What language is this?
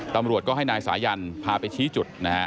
Thai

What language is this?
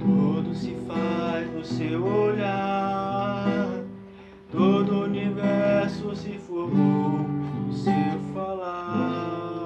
Portuguese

